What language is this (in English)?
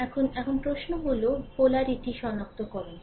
Bangla